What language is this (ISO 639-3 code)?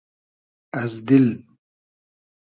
haz